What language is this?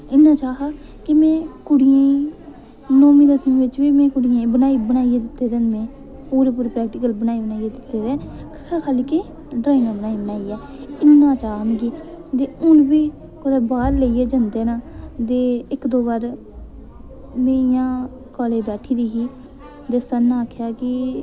Dogri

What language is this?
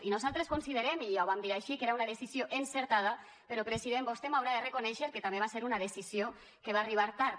Catalan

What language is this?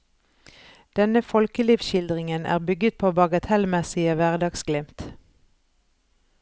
Norwegian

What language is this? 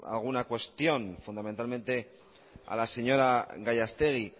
Spanish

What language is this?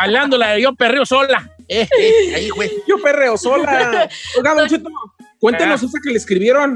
Spanish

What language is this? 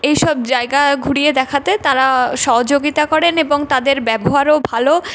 Bangla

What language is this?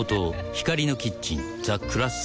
Japanese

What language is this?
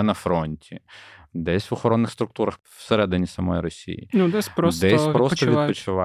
Ukrainian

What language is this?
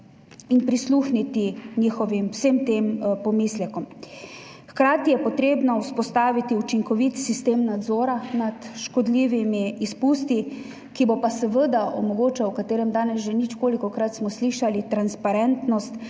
Slovenian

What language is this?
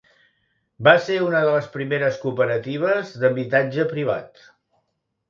Catalan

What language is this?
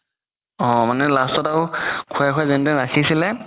Assamese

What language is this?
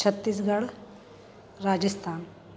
Hindi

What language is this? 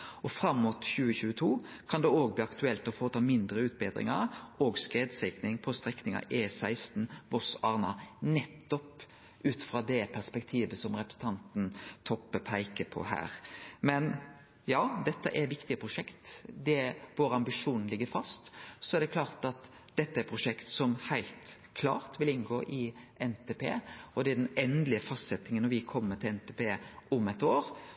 Norwegian Nynorsk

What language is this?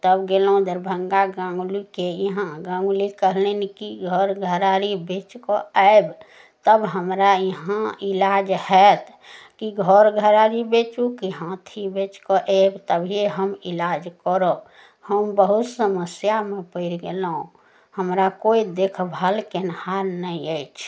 Maithili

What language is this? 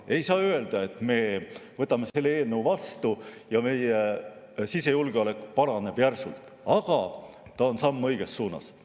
Estonian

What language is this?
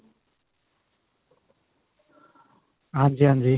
Punjabi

